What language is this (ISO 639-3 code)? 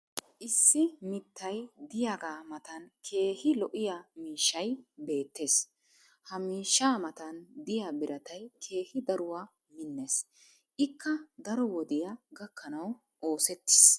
wal